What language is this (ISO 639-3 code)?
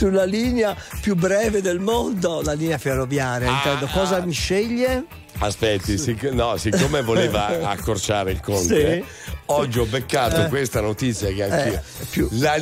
ita